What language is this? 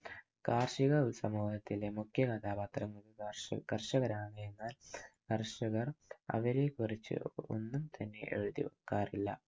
Malayalam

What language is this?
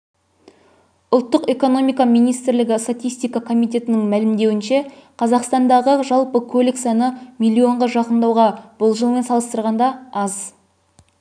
Kazakh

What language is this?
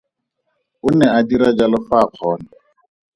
Tswana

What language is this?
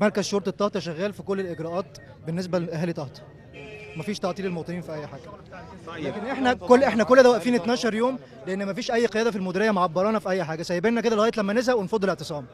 Arabic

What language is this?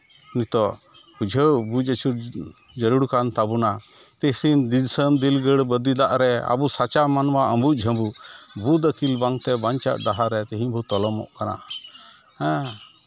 Santali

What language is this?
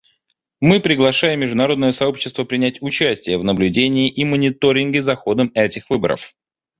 Russian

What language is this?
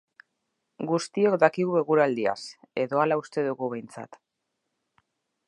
Basque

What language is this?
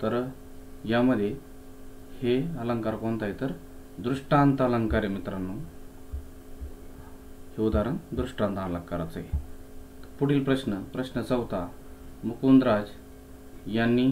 Marathi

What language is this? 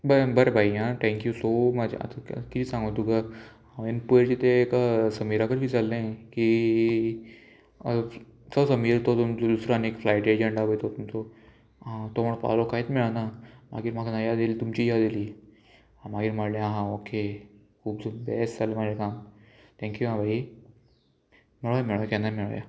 Konkani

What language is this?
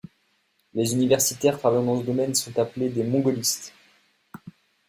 French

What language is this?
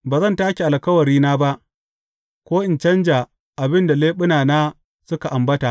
Hausa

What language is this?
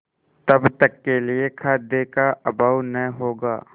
Hindi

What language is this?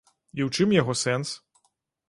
Belarusian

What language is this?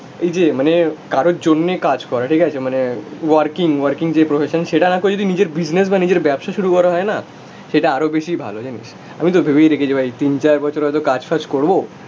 Bangla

